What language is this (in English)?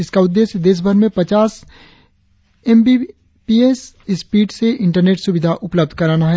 Hindi